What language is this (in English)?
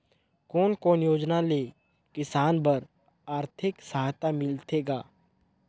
Chhattisgarhi